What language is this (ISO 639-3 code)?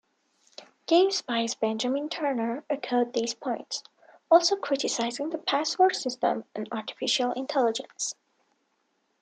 eng